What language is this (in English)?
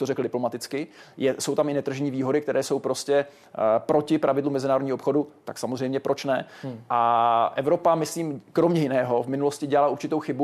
Czech